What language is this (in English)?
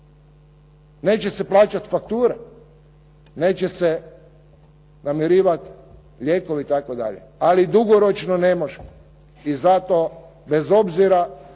Croatian